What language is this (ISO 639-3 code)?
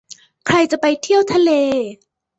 tha